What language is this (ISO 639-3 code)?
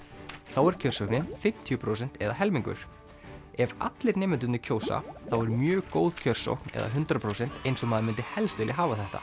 isl